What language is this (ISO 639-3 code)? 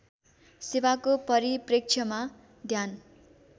nep